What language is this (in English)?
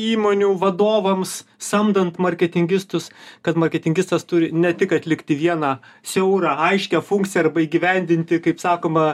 Lithuanian